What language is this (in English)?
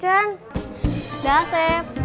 Indonesian